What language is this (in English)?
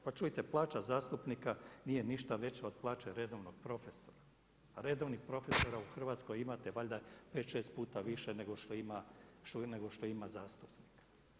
Croatian